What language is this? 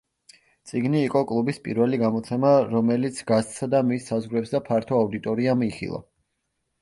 Georgian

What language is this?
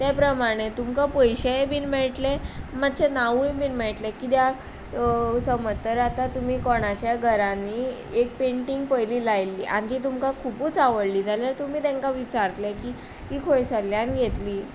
Konkani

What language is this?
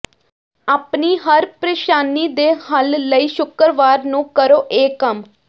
Punjabi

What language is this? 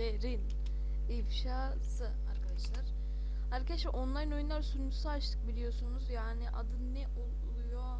Turkish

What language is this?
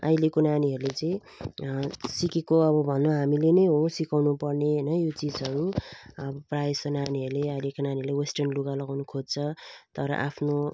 Nepali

